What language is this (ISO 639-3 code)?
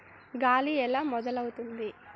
tel